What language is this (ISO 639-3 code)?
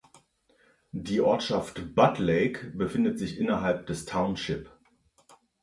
deu